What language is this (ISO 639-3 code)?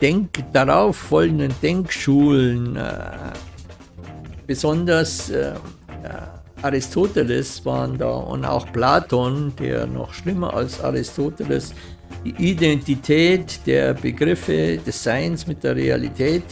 deu